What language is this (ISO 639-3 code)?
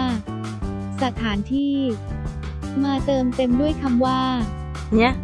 tha